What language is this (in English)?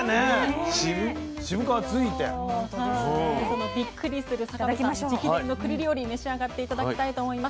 Japanese